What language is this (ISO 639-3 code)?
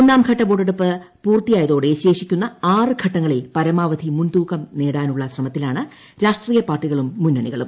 mal